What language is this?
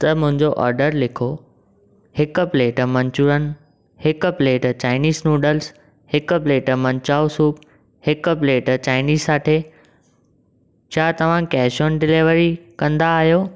Sindhi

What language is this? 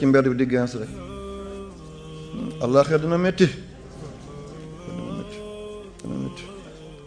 French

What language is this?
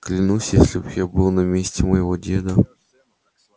Russian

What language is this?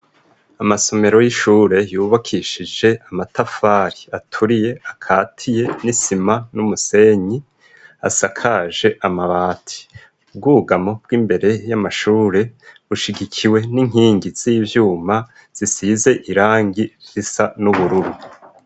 Rundi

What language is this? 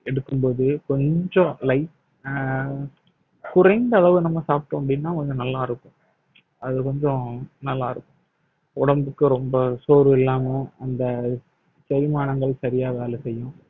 Tamil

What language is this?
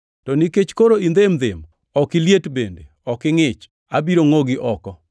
Luo (Kenya and Tanzania)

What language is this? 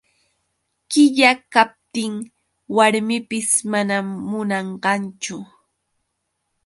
Yauyos Quechua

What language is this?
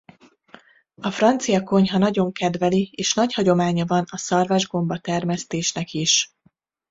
Hungarian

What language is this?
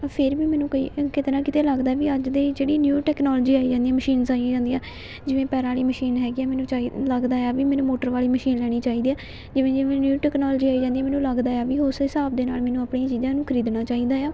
Punjabi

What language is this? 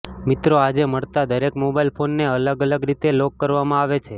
Gujarati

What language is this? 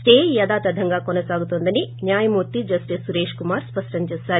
Telugu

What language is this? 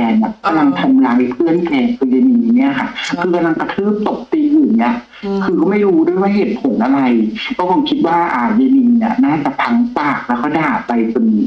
Thai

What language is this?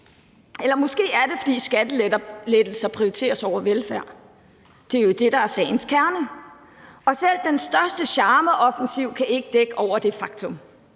Danish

